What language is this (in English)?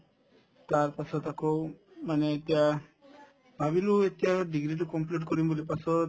Assamese